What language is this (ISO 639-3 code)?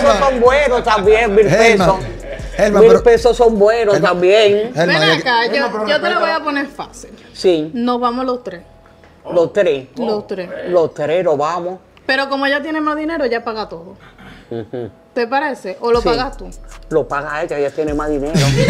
spa